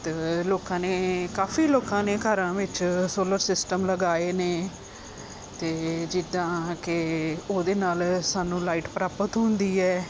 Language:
Punjabi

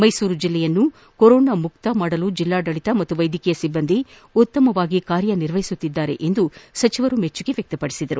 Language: Kannada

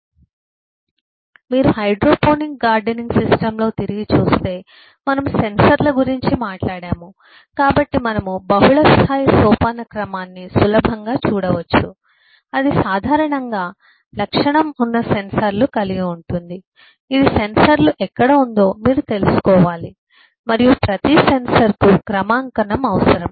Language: Telugu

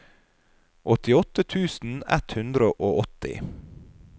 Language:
Norwegian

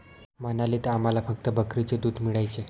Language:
Marathi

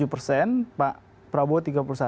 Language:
Indonesian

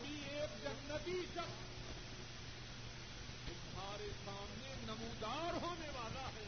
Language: Urdu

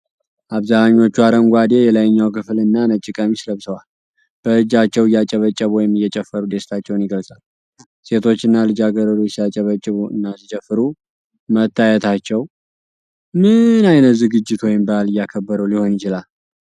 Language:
Amharic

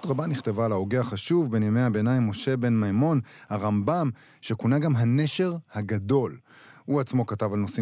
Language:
Hebrew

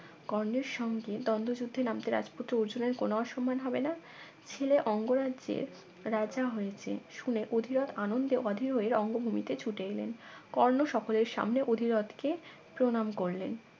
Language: Bangla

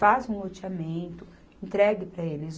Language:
Portuguese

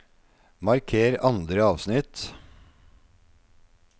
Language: Norwegian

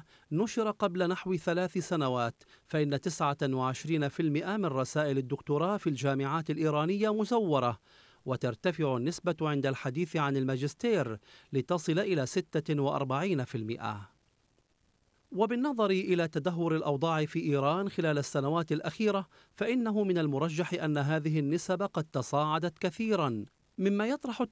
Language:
Arabic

